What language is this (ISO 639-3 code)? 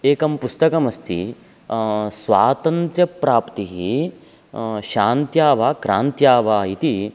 san